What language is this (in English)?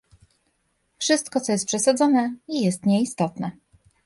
Polish